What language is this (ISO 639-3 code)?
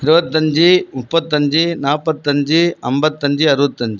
tam